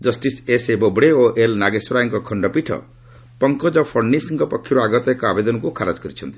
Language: Odia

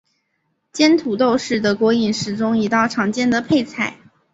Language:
Chinese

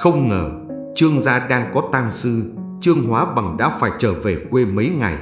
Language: Vietnamese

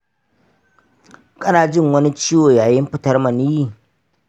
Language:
Hausa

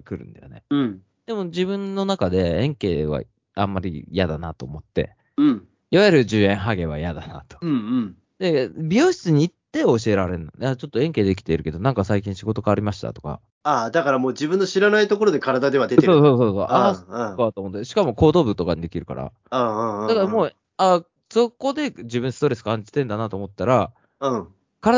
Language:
Japanese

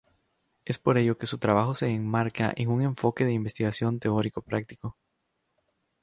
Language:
Spanish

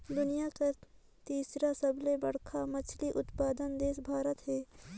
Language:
Chhattisgarhi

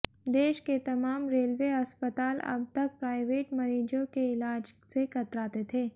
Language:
Hindi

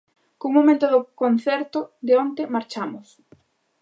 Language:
Galician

